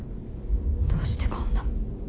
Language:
Japanese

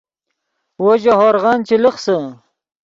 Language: Yidgha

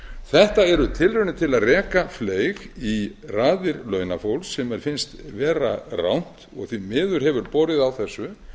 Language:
Icelandic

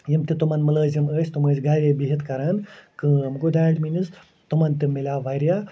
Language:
Kashmiri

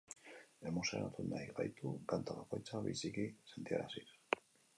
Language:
Basque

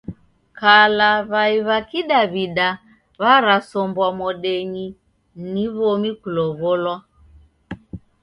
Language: Taita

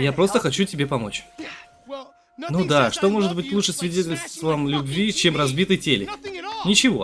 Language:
Russian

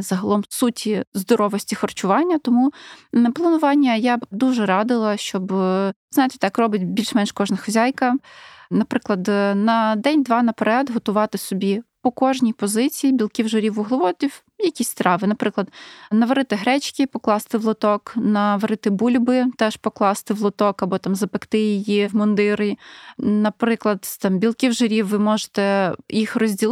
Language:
Ukrainian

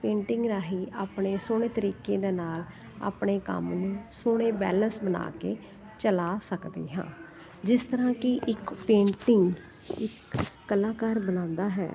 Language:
Punjabi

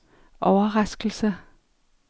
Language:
Danish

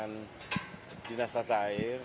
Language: Indonesian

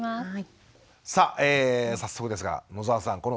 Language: Japanese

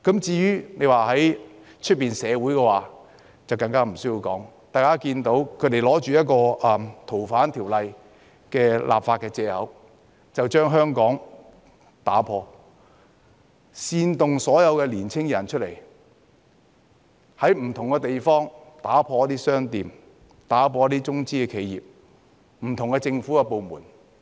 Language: Cantonese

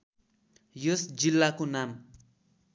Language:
Nepali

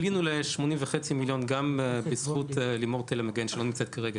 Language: Hebrew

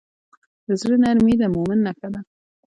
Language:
Pashto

